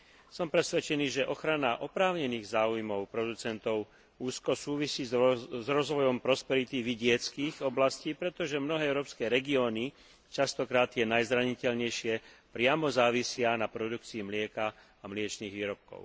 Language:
Slovak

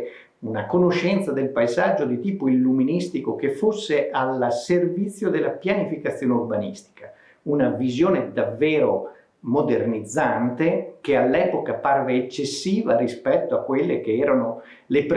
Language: Italian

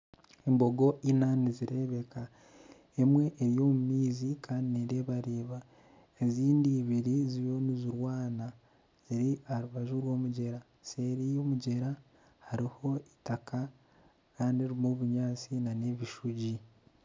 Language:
Nyankole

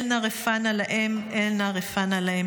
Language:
Hebrew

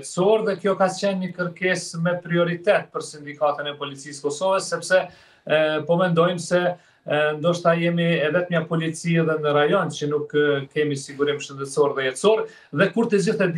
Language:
Romanian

